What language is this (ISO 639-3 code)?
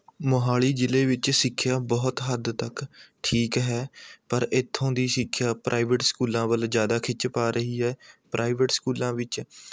pan